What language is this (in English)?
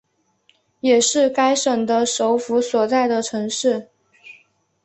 Chinese